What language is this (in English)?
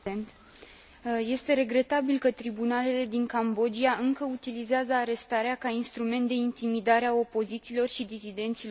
Romanian